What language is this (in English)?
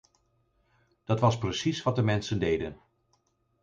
Dutch